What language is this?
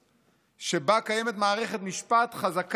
Hebrew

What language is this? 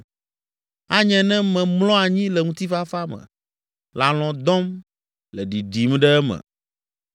Ewe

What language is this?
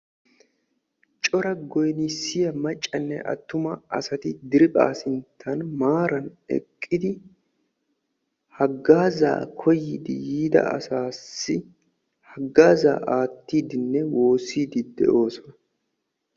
Wolaytta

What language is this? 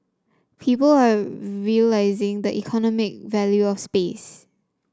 English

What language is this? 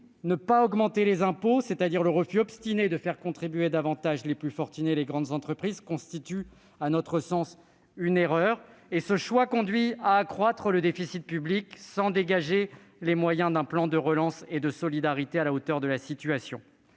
French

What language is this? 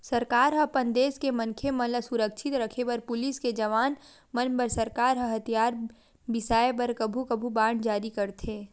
Chhattisgarhi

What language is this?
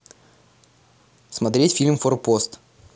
Russian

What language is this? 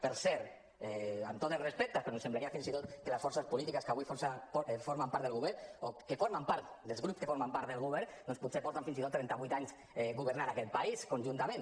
Catalan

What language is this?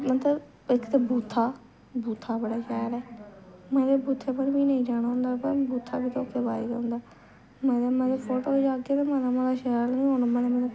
Dogri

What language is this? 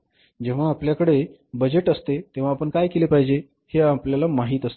Marathi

